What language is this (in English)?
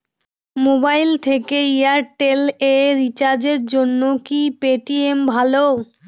Bangla